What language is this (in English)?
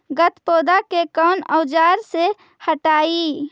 Magahi